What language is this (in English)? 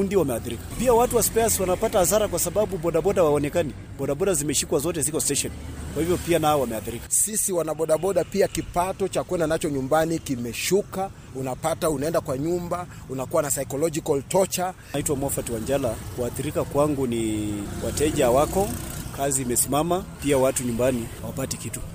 Swahili